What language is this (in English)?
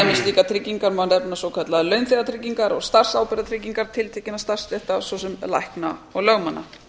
Icelandic